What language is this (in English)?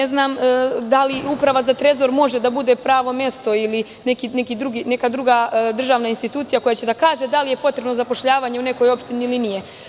Serbian